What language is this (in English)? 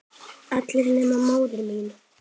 Icelandic